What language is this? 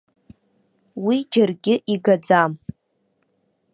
Abkhazian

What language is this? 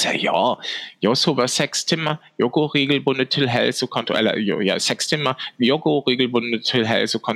Swedish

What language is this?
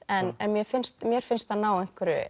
Icelandic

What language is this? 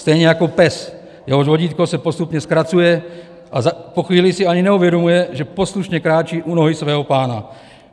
Czech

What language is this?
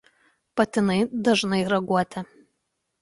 Lithuanian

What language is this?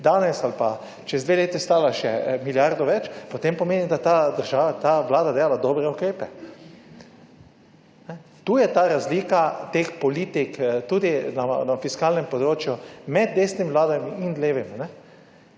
Slovenian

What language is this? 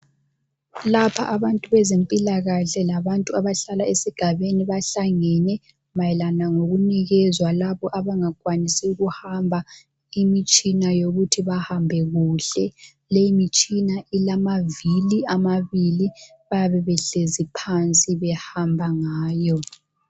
North Ndebele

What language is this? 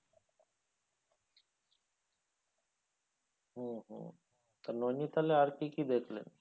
Bangla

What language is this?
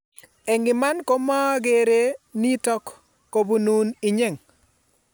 Kalenjin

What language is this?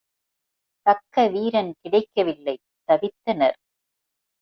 Tamil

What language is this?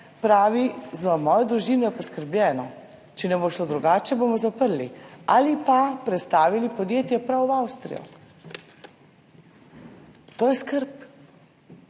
Slovenian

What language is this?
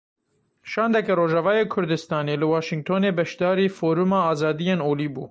Kurdish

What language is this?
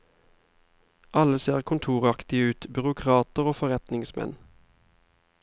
Norwegian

